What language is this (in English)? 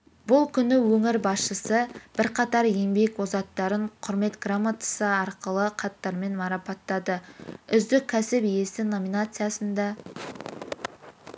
Kazakh